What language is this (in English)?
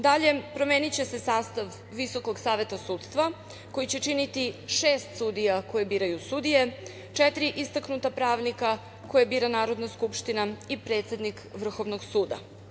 Serbian